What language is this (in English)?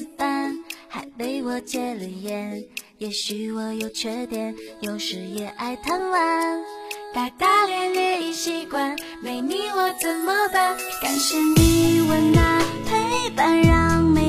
Chinese